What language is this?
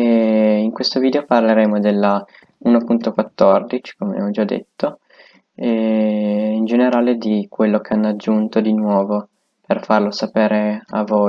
Italian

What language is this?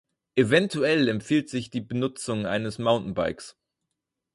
German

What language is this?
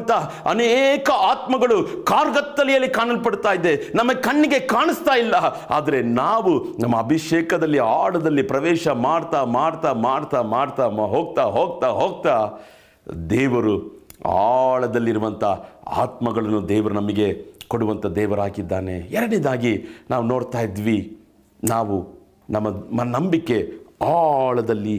Kannada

